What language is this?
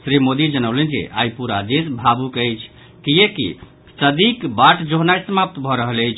Maithili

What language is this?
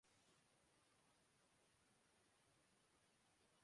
Urdu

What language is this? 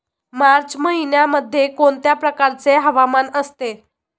Marathi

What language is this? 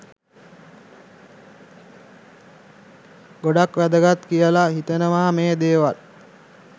Sinhala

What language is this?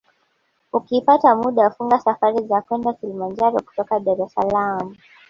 Swahili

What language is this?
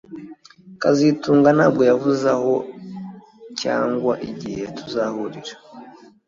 Kinyarwanda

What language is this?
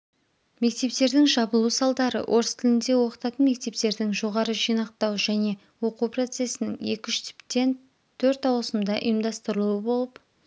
Kazakh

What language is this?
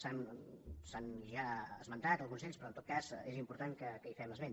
Catalan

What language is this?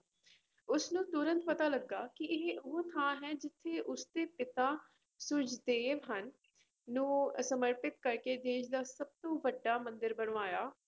Punjabi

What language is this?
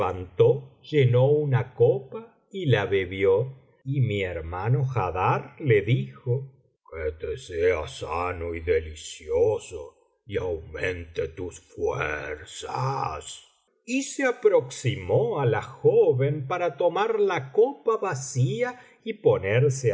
Spanish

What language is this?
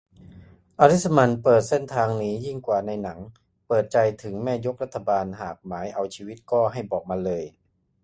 Thai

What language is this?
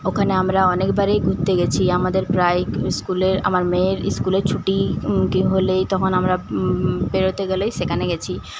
Bangla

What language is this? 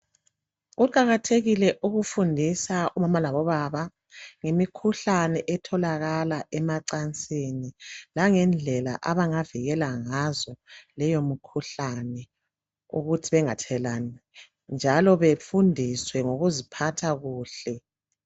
North Ndebele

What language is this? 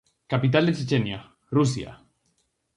Galician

